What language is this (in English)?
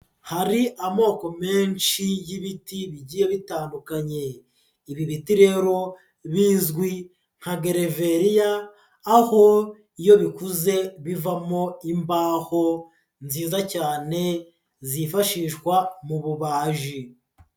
Kinyarwanda